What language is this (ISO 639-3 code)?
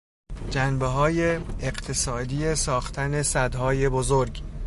fas